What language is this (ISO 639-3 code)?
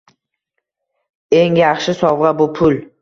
uzb